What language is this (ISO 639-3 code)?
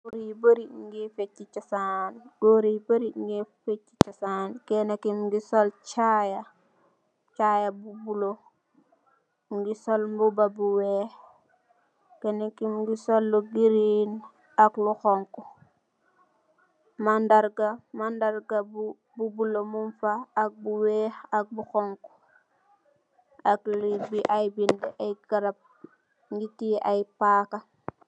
wol